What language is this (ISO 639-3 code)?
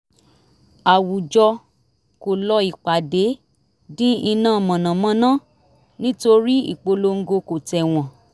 yor